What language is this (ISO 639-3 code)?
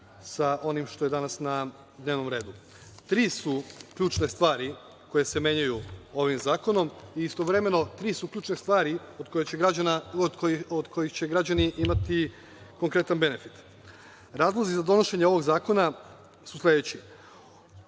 srp